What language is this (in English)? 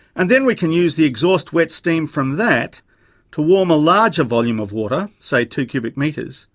English